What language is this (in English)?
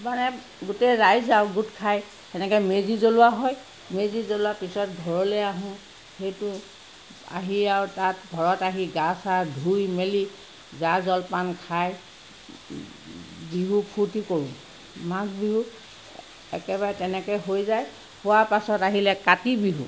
Assamese